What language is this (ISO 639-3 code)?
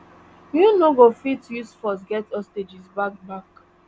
pcm